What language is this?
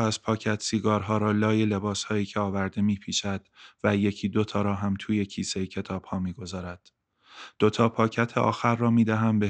Persian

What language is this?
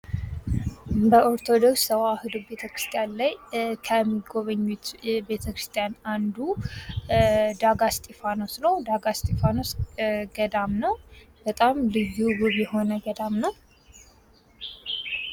Amharic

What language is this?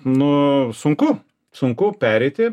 Lithuanian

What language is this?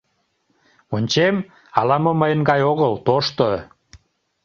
Mari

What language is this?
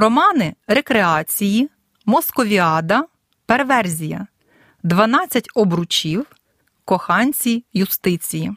Ukrainian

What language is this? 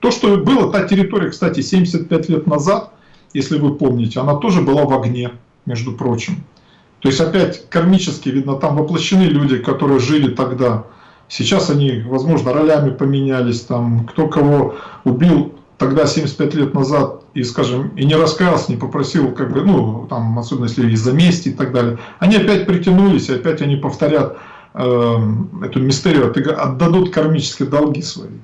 Russian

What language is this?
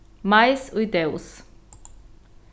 Faroese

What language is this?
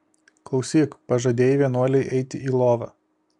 Lithuanian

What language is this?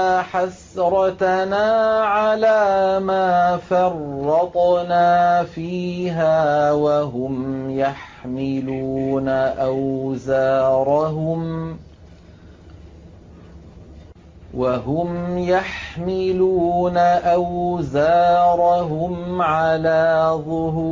Arabic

